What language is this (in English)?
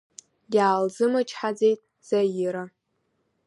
Abkhazian